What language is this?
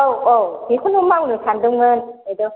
Bodo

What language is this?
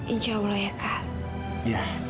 Indonesian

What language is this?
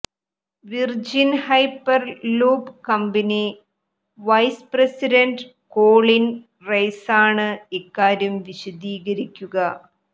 Malayalam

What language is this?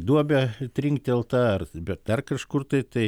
Lithuanian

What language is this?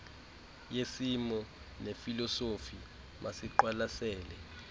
Xhosa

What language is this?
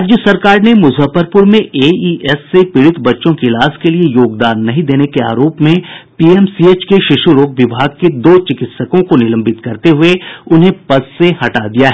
Hindi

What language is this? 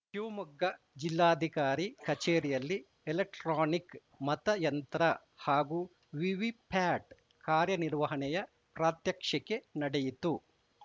Kannada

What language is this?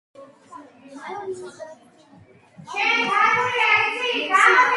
Georgian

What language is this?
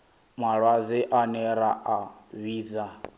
Venda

